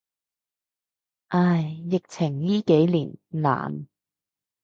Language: Cantonese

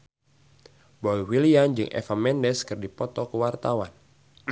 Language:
Sundanese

